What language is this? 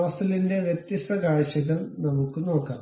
Malayalam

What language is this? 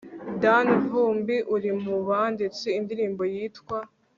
Kinyarwanda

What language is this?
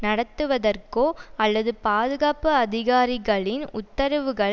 Tamil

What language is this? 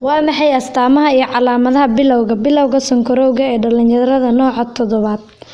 Somali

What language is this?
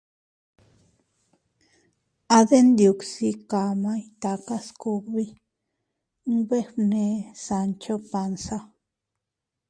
Teutila Cuicatec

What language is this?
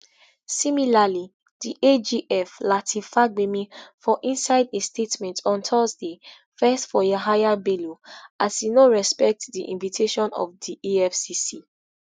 Nigerian Pidgin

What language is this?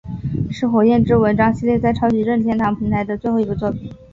Chinese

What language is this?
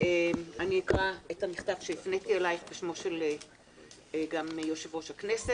Hebrew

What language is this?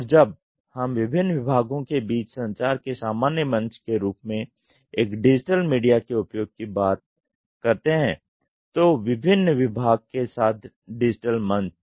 Hindi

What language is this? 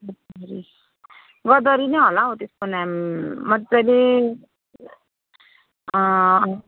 Nepali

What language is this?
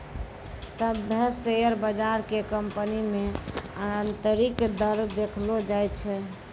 Maithili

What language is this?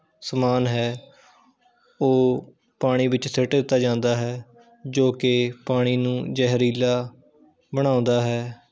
Punjabi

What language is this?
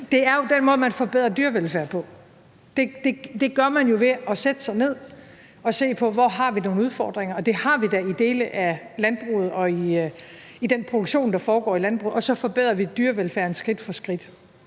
Danish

